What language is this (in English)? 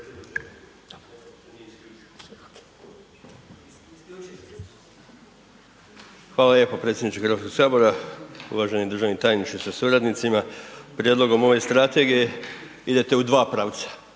Croatian